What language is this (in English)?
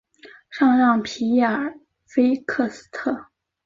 Chinese